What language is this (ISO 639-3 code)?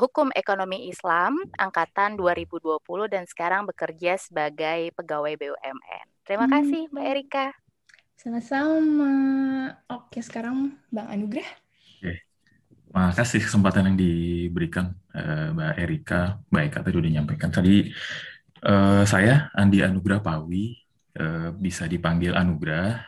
ind